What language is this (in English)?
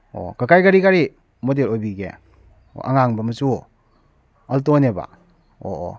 Manipuri